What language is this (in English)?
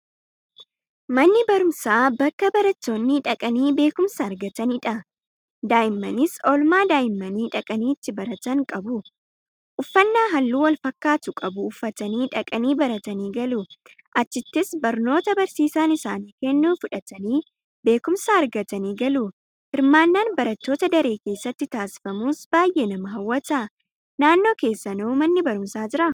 Oromo